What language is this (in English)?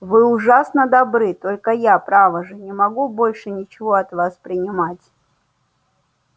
Russian